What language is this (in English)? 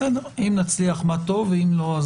Hebrew